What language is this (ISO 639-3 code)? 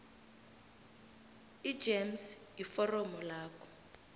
nbl